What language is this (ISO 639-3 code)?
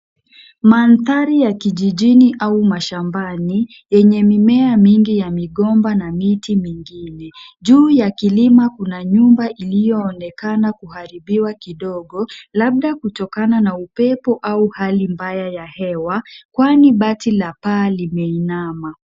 swa